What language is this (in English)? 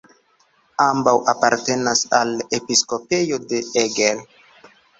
Esperanto